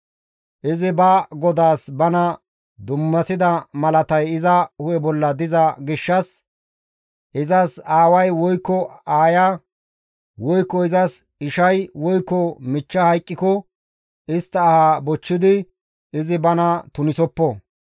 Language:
Gamo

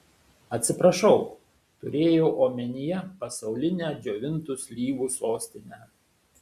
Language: Lithuanian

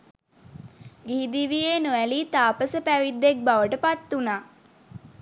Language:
Sinhala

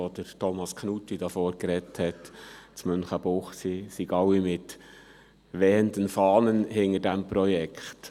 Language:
Swiss German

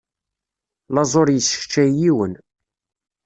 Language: Kabyle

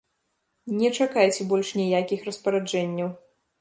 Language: Belarusian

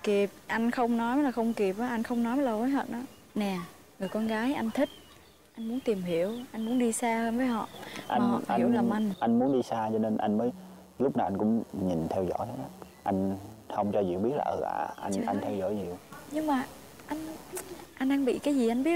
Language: Vietnamese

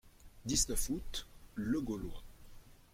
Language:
French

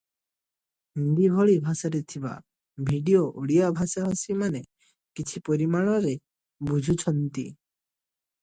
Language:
Odia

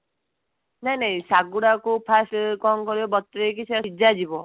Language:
Odia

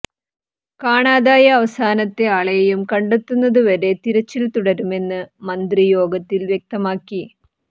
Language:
Malayalam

